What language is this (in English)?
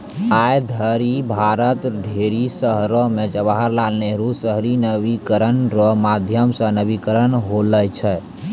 Maithili